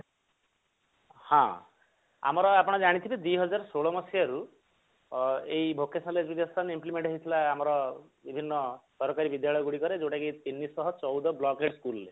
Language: Odia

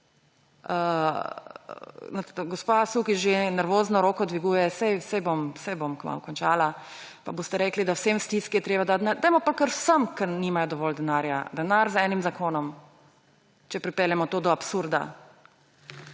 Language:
Slovenian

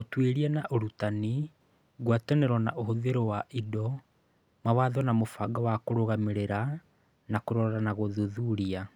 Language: Kikuyu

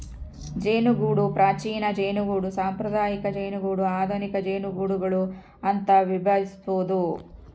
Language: Kannada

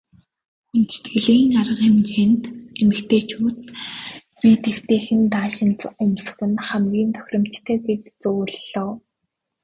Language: Mongolian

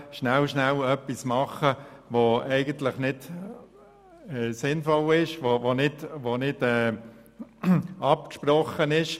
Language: Swiss German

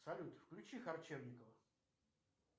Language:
Russian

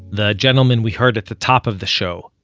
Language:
English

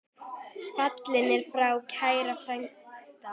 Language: Icelandic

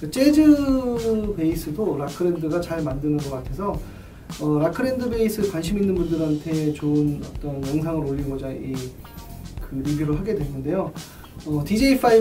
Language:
Korean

